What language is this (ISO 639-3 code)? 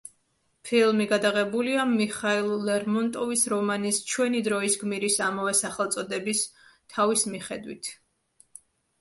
kat